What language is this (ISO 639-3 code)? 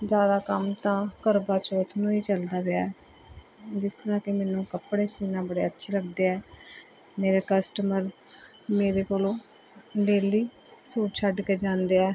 pan